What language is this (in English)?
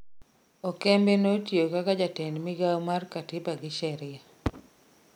Luo (Kenya and Tanzania)